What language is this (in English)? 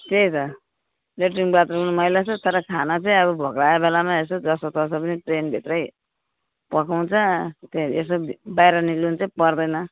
Nepali